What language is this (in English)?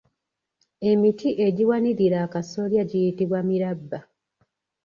Ganda